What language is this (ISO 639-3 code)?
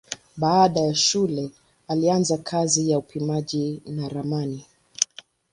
swa